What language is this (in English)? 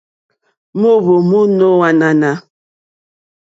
Mokpwe